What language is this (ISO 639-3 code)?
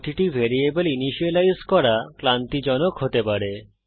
ben